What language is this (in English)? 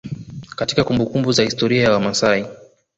Swahili